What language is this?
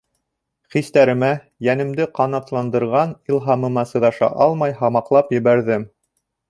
Bashkir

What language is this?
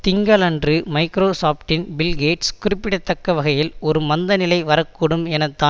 Tamil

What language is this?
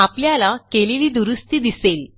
Marathi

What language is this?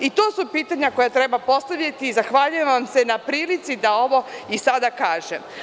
Serbian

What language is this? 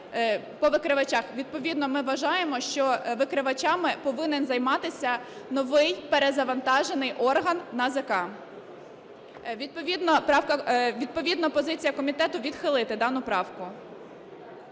Ukrainian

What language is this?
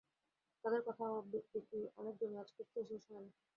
Bangla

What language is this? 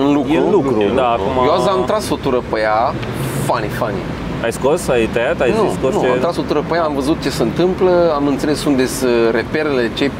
Romanian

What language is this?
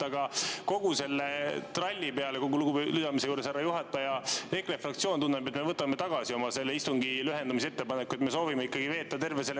Estonian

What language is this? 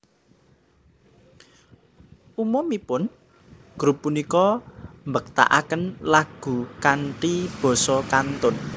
Javanese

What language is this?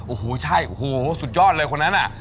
Thai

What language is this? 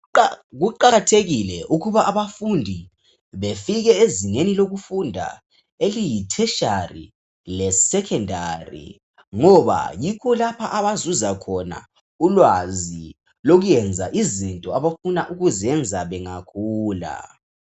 North Ndebele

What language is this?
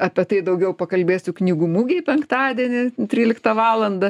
Lithuanian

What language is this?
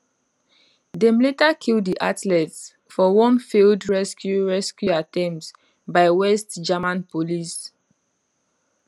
Nigerian Pidgin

